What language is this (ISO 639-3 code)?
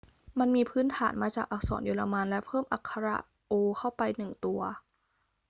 tha